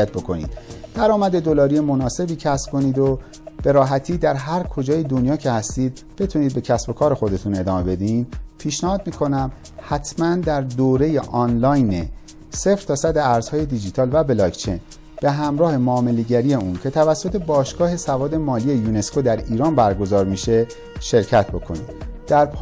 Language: Persian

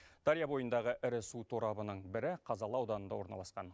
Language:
Kazakh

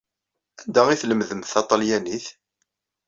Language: Kabyle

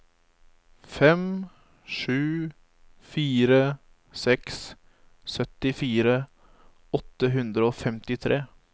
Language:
Norwegian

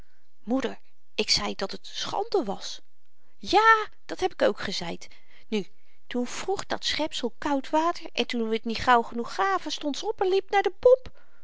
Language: Dutch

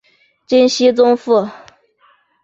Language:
Chinese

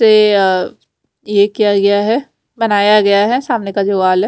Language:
Hindi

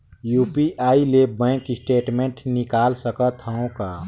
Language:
Chhattisgarhi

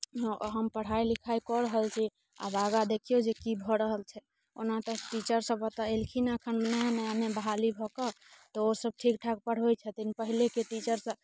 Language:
Maithili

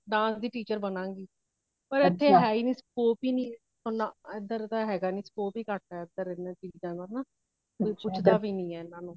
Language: Punjabi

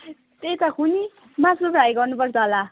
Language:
Nepali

